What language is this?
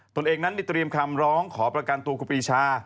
Thai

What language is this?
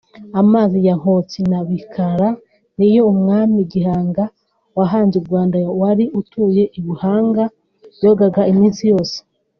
Kinyarwanda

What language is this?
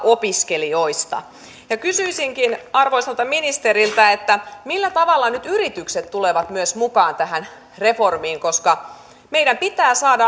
Finnish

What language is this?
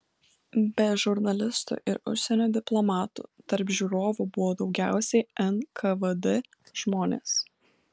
Lithuanian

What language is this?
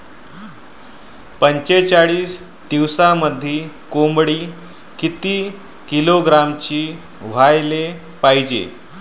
Marathi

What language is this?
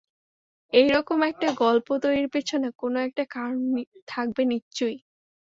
Bangla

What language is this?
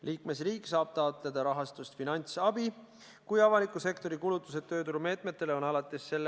Estonian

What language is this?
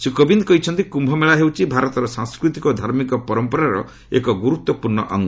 Odia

